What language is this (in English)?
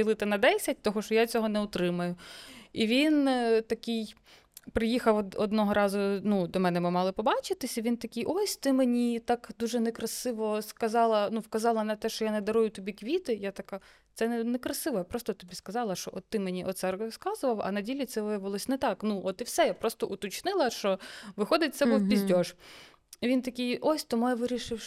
Ukrainian